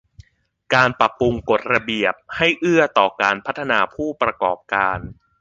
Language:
Thai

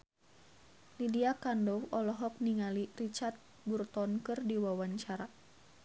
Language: Sundanese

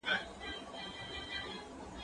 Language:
Pashto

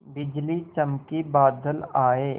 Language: Hindi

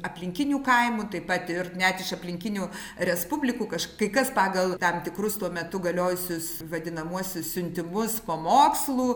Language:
Lithuanian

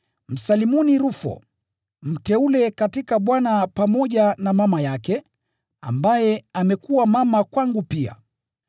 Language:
Swahili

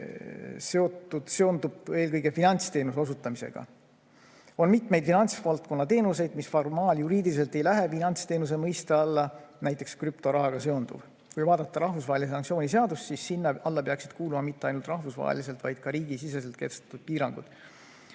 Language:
Estonian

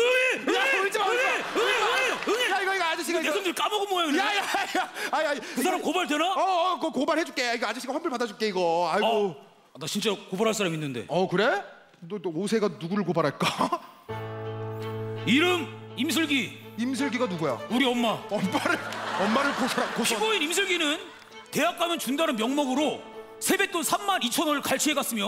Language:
Korean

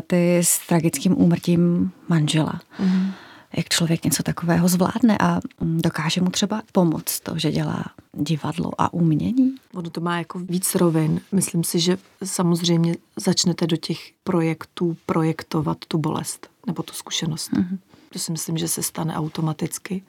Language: Czech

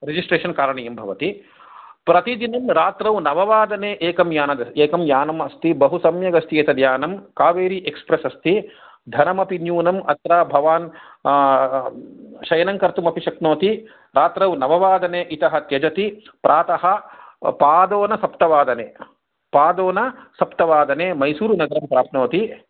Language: Sanskrit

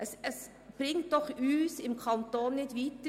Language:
Swiss German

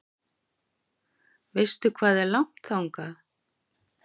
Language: Icelandic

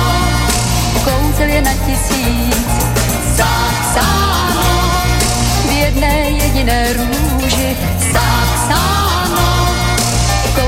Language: Slovak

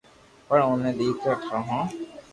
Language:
Loarki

